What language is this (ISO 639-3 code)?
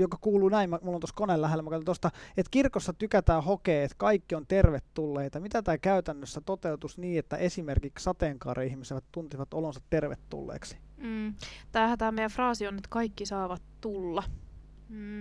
fin